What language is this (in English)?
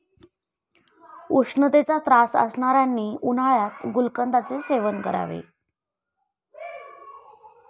Marathi